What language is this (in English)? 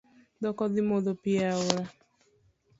Luo (Kenya and Tanzania)